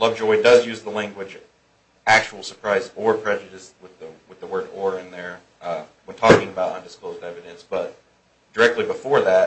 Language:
English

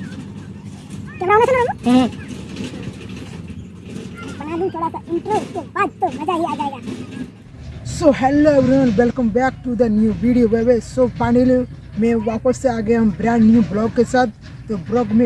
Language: Hindi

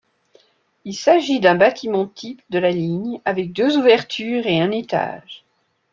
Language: French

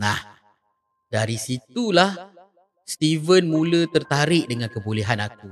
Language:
Malay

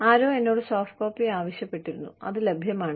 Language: Malayalam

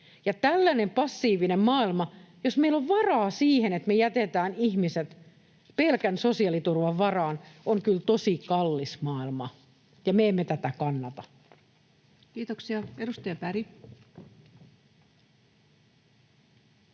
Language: Finnish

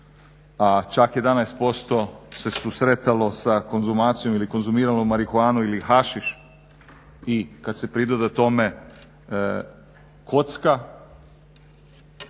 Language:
Croatian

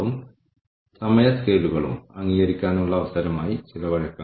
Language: Malayalam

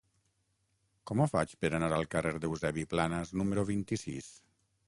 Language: Catalan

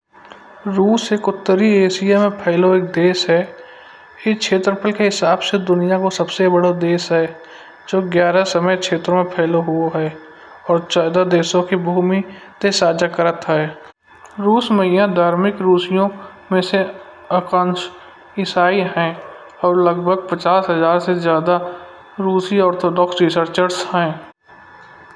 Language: Kanauji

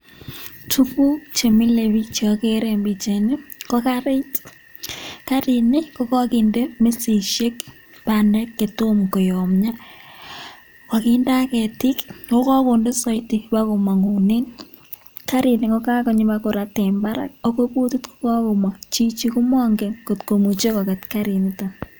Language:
Kalenjin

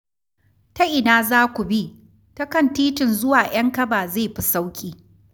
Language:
Hausa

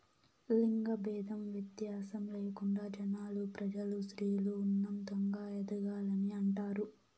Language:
Telugu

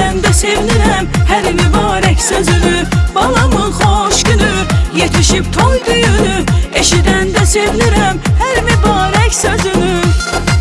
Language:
Turkish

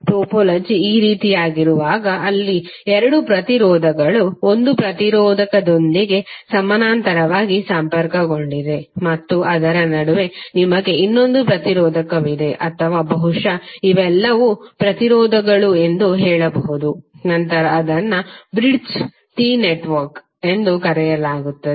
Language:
Kannada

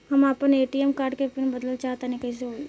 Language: Bhojpuri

